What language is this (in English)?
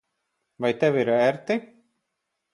Latvian